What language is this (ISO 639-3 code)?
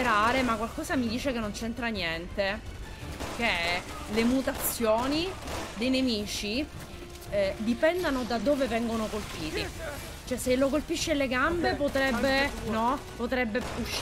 ita